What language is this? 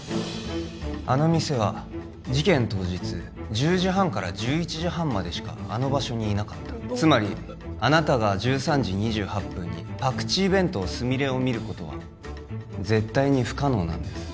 Japanese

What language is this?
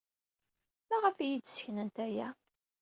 Kabyle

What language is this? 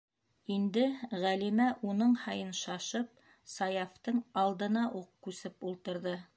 Bashkir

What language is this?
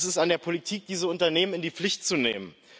German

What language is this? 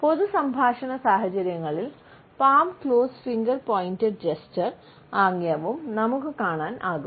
Malayalam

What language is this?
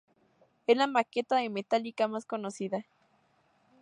Spanish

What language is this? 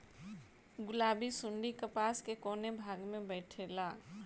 Bhojpuri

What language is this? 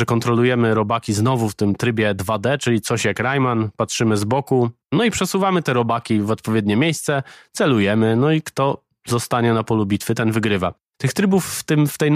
Polish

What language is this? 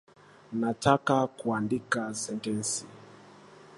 Swahili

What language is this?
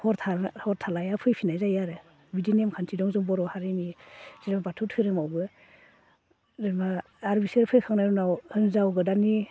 Bodo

